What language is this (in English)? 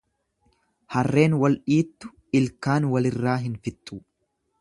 Oromo